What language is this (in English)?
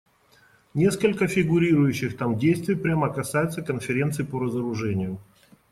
Russian